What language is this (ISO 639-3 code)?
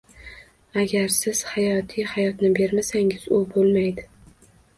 uzb